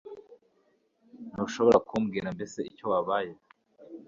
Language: Kinyarwanda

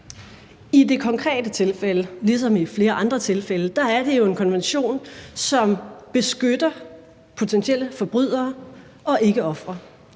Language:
Danish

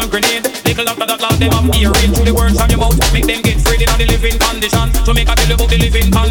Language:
English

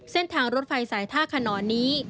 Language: Thai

